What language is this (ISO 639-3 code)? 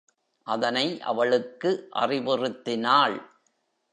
tam